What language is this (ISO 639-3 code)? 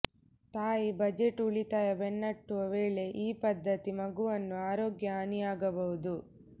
kan